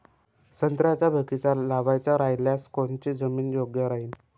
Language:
Marathi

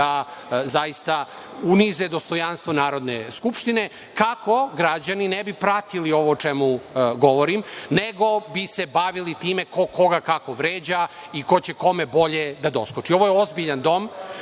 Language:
Serbian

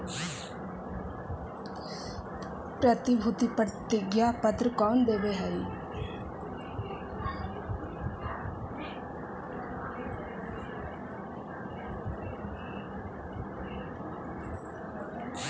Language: Magahi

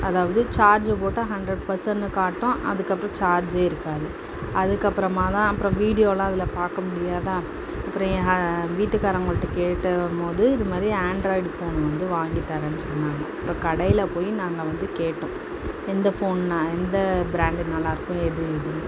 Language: Tamil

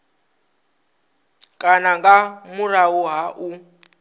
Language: Venda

